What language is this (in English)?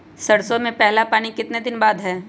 Magahi